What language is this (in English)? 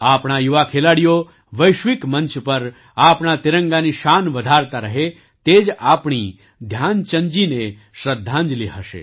Gujarati